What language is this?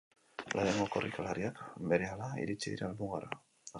Basque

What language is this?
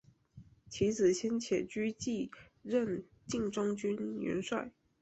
Chinese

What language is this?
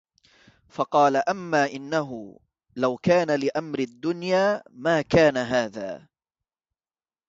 Arabic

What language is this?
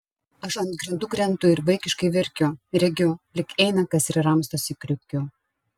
Lithuanian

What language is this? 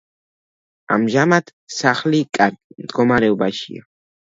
Georgian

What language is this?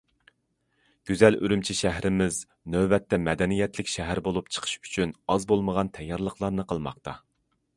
Uyghur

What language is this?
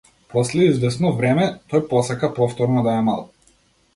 Macedonian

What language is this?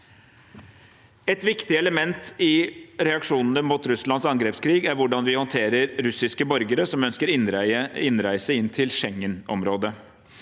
Norwegian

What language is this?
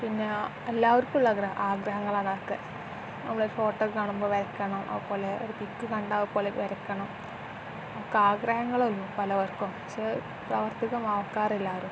Malayalam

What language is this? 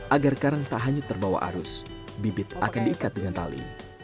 Indonesian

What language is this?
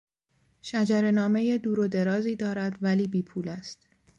Persian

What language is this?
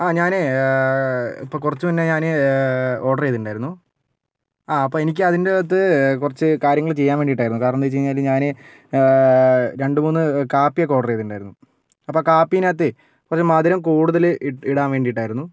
Malayalam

